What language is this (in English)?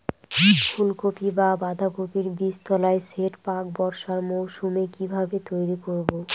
Bangla